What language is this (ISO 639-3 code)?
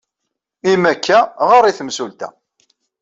kab